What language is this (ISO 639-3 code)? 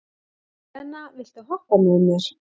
isl